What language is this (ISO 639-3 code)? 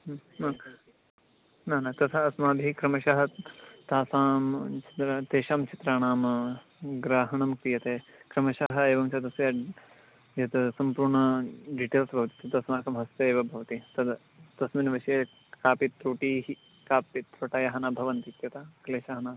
san